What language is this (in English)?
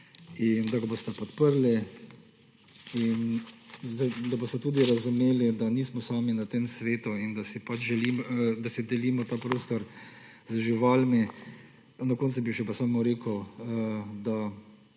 Slovenian